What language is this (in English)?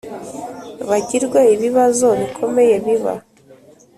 Kinyarwanda